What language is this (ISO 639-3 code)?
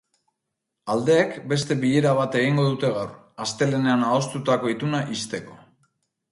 eus